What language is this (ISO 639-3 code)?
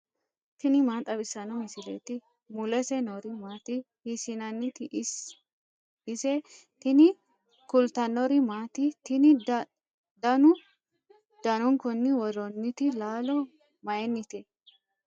sid